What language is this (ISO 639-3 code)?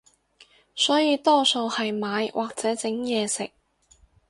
yue